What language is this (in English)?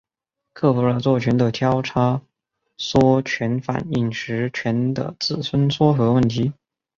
Chinese